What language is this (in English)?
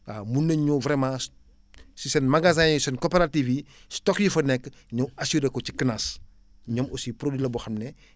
Wolof